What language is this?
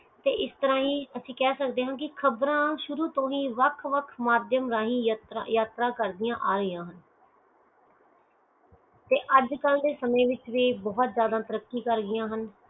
Punjabi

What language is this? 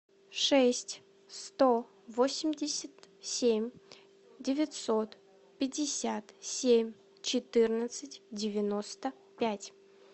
Russian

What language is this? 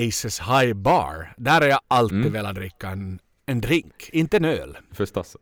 Swedish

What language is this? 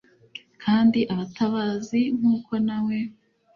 Kinyarwanda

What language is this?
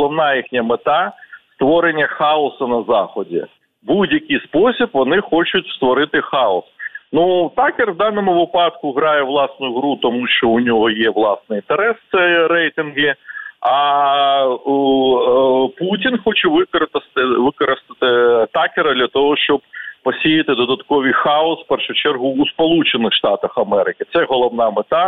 Ukrainian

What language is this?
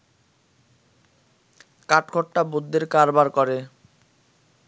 Bangla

